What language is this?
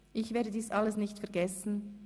Swiss German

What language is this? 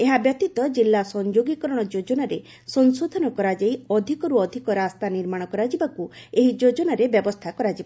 Odia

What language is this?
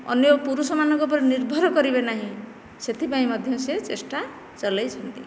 Odia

